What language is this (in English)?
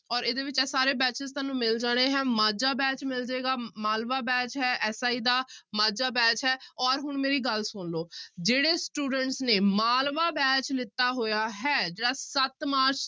Punjabi